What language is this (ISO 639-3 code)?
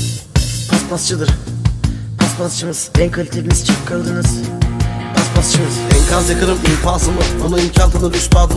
tur